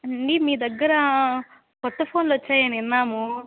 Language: Telugu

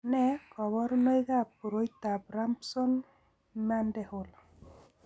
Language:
Kalenjin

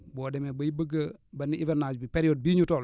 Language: Wolof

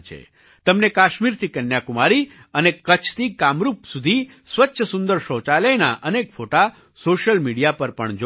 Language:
Gujarati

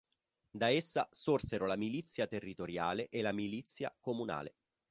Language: Italian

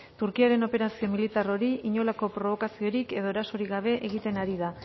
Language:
Basque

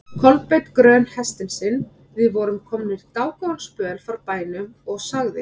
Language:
Icelandic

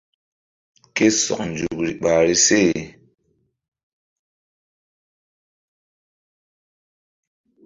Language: Mbum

